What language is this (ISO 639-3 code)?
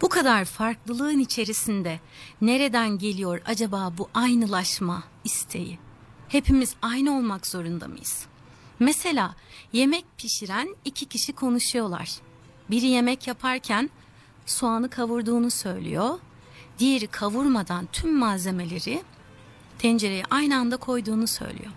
tur